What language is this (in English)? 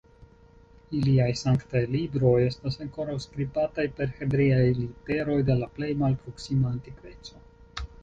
Esperanto